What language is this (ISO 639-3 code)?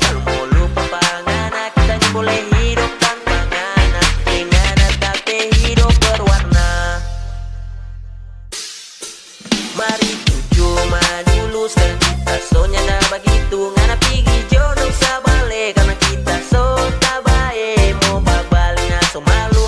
vie